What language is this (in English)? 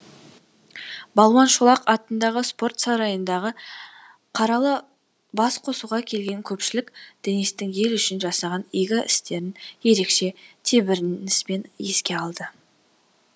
Kazakh